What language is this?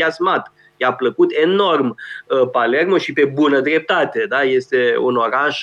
Romanian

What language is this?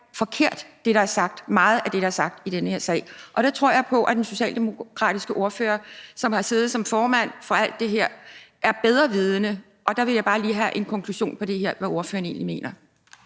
Danish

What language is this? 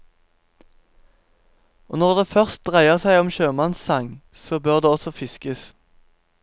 Norwegian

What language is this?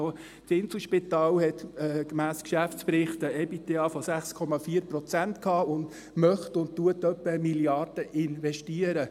Swiss German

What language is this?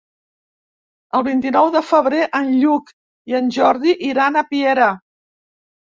Catalan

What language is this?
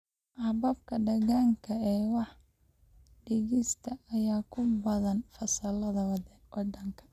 Somali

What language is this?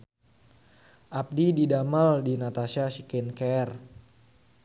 Sundanese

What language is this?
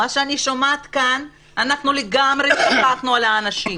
Hebrew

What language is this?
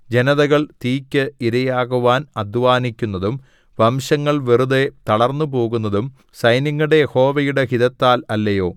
Malayalam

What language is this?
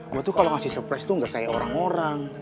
Indonesian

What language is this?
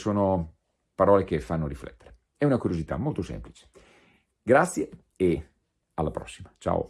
Italian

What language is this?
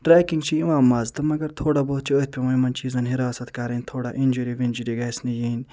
Kashmiri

